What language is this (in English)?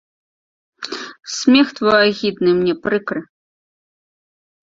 Belarusian